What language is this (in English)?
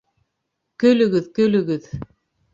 Bashkir